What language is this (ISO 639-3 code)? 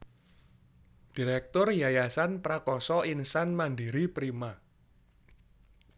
jav